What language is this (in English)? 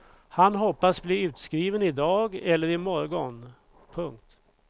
Swedish